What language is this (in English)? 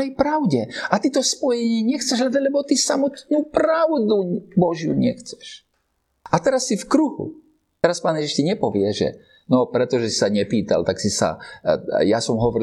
Slovak